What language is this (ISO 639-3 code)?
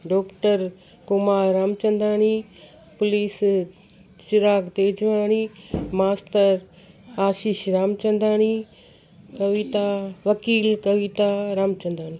snd